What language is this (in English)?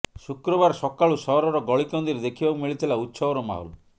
Odia